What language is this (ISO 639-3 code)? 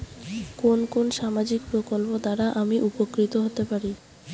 ben